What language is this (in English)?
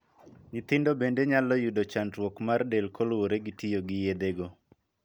Luo (Kenya and Tanzania)